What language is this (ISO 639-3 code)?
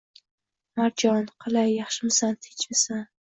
uzb